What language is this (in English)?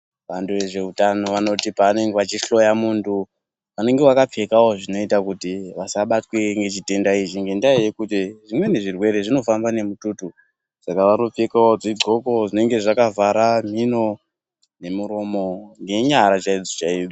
Ndau